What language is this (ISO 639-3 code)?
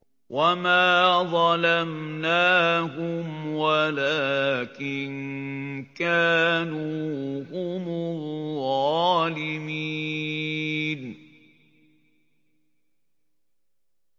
ara